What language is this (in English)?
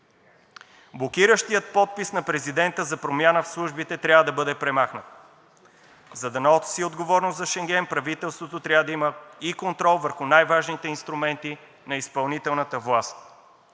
Bulgarian